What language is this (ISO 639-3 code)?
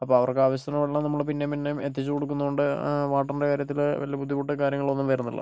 mal